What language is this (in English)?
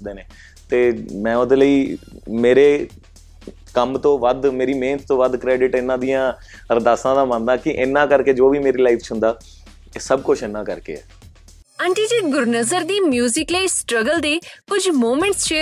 Punjabi